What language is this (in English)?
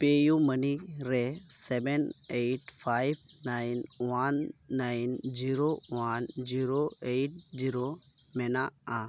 Santali